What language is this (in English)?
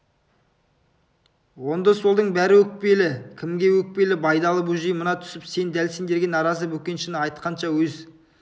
Kazakh